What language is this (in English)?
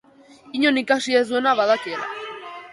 Basque